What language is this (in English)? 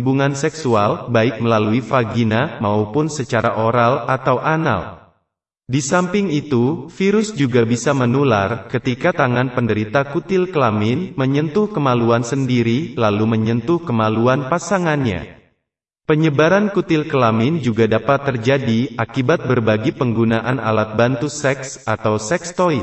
Indonesian